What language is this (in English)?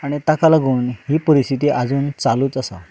Konkani